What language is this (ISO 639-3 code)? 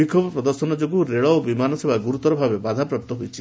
ori